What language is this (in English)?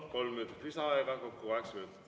Estonian